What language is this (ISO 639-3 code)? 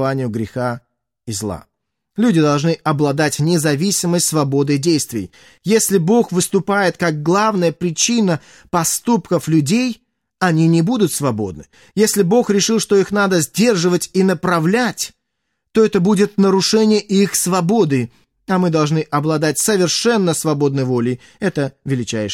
rus